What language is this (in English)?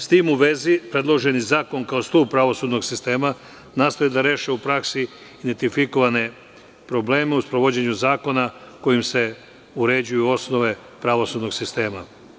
Serbian